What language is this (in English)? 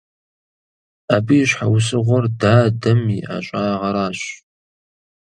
Kabardian